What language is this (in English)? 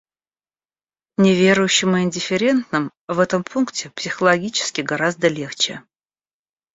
Russian